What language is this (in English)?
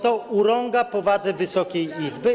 Polish